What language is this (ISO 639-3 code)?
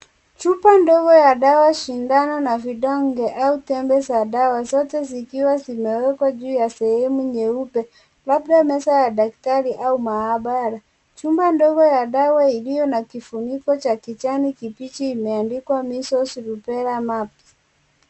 swa